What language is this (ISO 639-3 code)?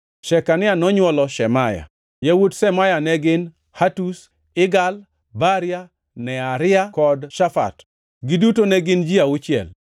luo